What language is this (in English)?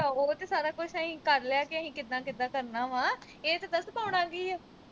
Punjabi